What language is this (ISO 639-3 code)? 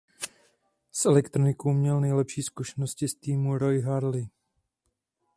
ces